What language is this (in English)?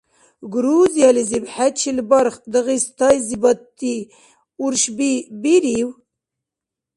Dargwa